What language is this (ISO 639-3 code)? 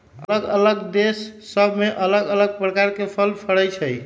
mag